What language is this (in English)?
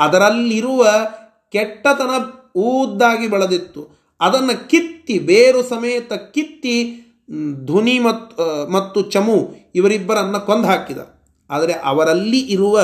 Kannada